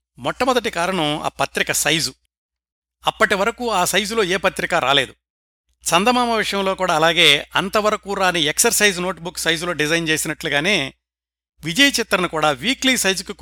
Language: Telugu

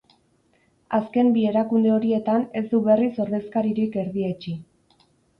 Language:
Basque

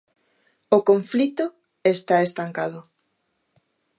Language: Galician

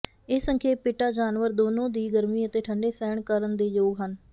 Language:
Punjabi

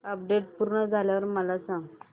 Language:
Marathi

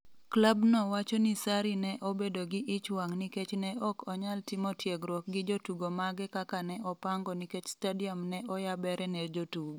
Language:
Luo (Kenya and Tanzania)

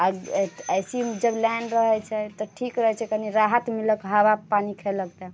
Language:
Maithili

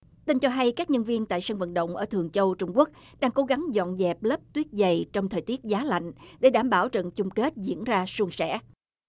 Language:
Vietnamese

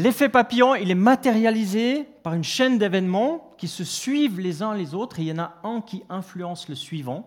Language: French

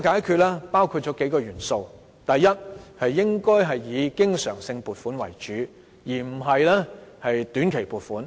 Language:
Cantonese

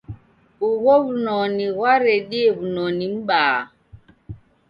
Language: Taita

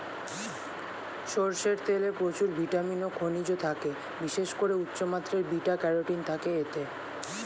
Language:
Bangla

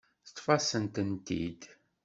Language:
Kabyle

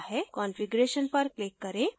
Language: Hindi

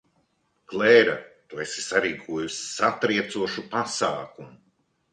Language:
Latvian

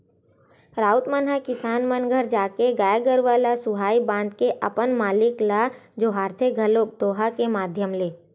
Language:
Chhattisgarhi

